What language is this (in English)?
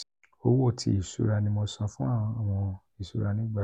Yoruba